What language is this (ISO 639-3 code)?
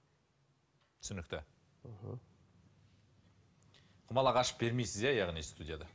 kaz